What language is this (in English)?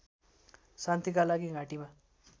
Nepali